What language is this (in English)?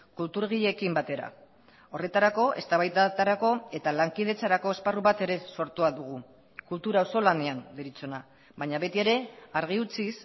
Basque